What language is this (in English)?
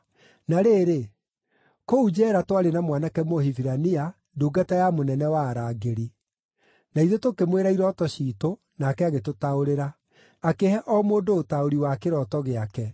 Kikuyu